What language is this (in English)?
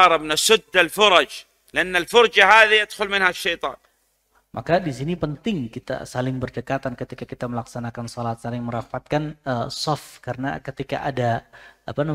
Indonesian